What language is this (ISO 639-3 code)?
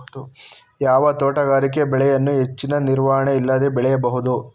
kan